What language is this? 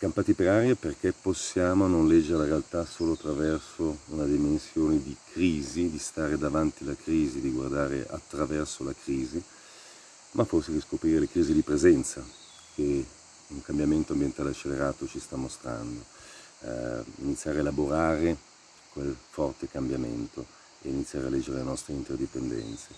Italian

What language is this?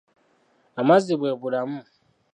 Ganda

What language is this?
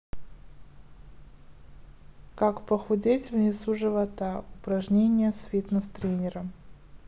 Russian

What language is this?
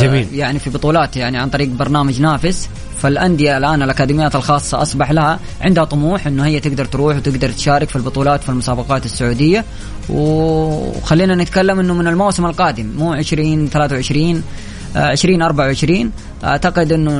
Arabic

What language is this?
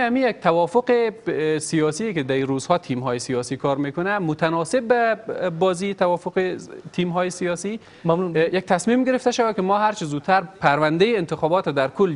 Persian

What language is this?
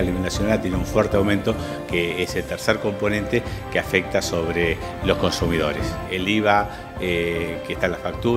Spanish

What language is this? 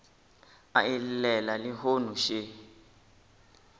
Northern Sotho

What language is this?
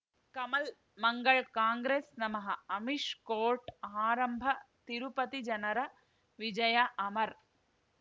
Kannada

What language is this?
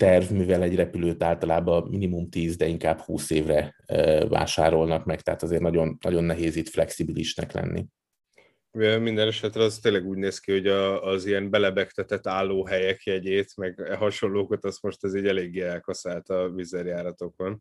Hungarian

